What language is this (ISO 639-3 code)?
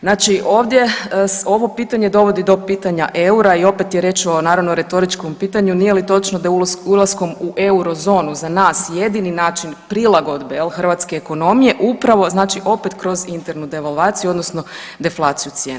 hrv